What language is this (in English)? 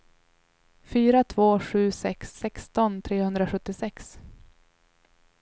Swedish